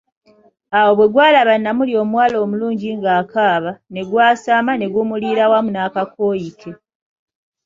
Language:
Ganda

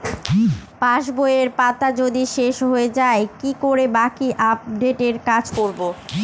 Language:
Bangla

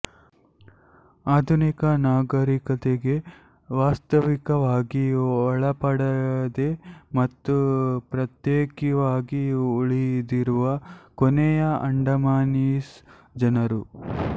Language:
Kannada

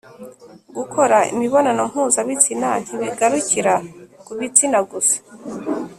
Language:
Kinyarwanda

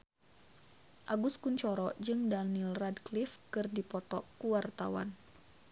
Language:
Sundanese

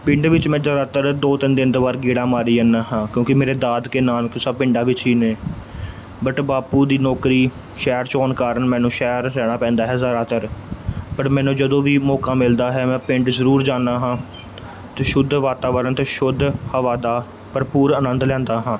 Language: Punjabi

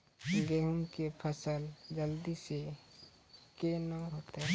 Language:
Maithili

